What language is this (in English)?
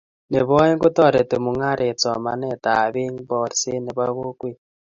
Kalenjin